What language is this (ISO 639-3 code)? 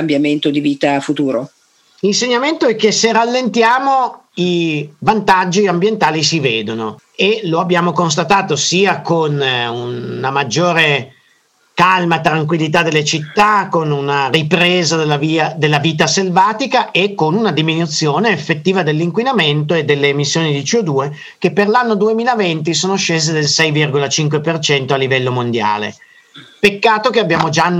ita